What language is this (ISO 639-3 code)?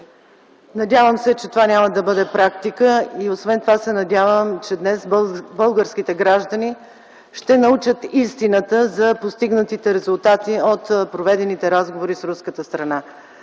bul